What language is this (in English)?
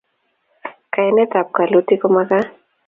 Kalenjin